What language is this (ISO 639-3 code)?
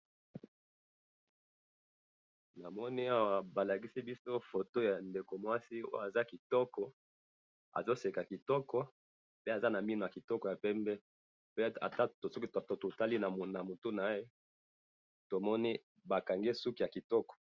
lin